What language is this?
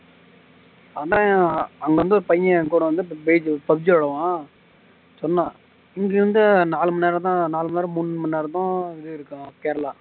Tamil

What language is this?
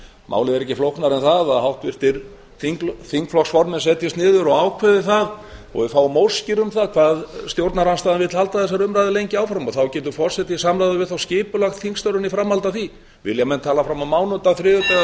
Icelandic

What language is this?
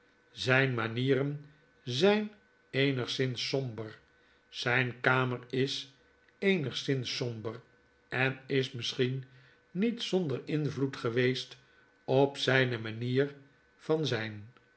Dutch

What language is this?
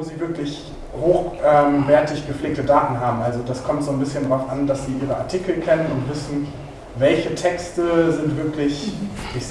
German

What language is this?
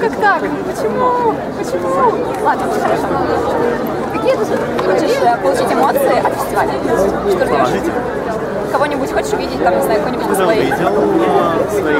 Russian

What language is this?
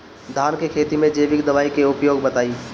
Bhojpuri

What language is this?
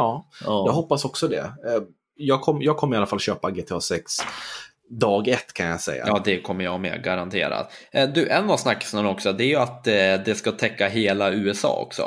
Swedish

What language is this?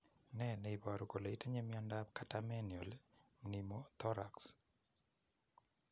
Kalenjin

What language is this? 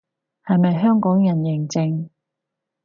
Cantonese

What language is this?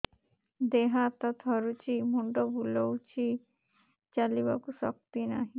Odia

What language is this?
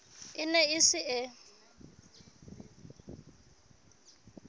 Southern Sotho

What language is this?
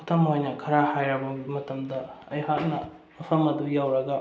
Manipuri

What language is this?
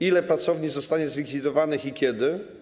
Polish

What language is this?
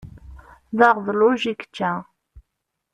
Kabyle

